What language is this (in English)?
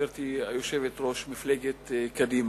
Hebrew